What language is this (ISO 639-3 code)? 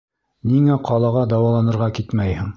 bak